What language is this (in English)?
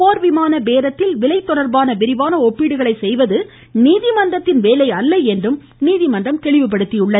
Tamil